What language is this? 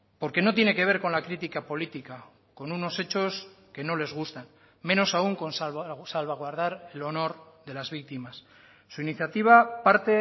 Spanish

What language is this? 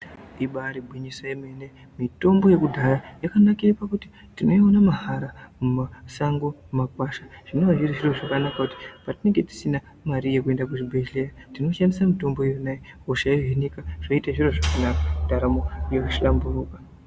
Ndau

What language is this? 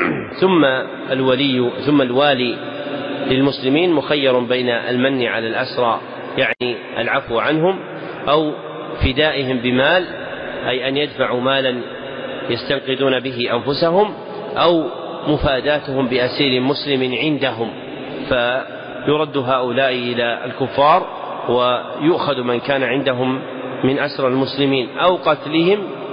Arabic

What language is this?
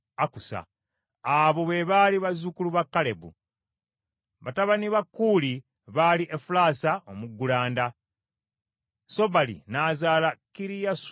Ganda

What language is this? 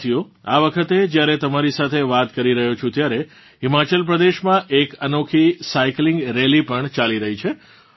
Gujarati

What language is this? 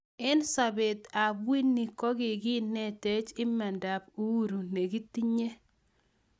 Kalenjin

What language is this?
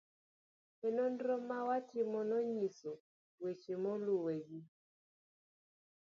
Luo (Kenya and Tanzania)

